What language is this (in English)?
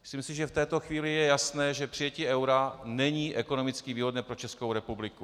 Czech